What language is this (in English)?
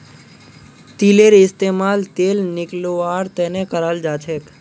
Magahi